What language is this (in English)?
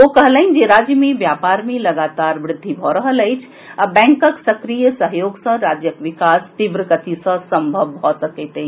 Maithili